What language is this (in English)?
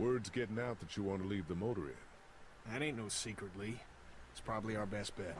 French